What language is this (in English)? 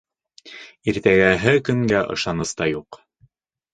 Bashkir